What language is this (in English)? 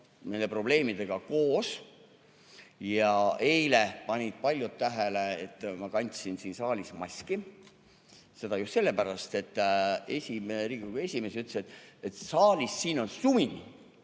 Estonian